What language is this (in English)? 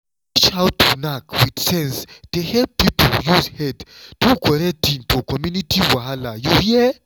Nigerian Pidgin